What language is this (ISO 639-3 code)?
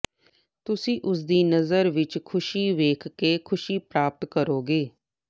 pan